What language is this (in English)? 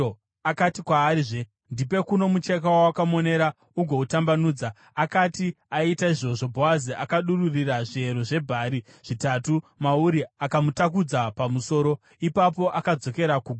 Shona